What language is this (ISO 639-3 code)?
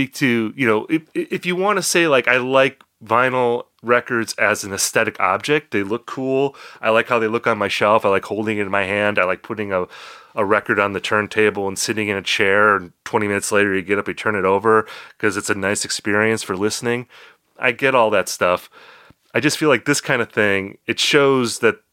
eng